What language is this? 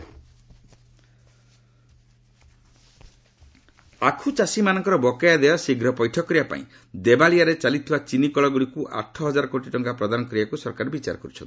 Odia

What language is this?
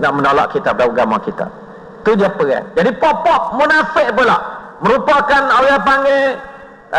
Malay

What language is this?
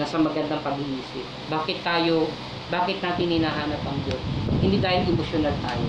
Filipino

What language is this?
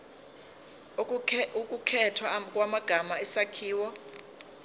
Zulu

